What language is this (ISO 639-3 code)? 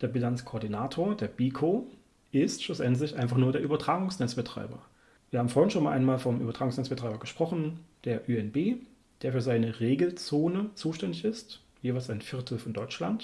deu